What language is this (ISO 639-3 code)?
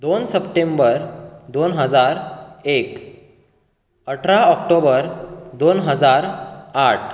kok